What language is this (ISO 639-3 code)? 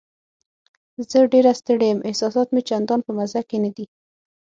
pus